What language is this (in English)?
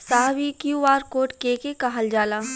Bhojpuri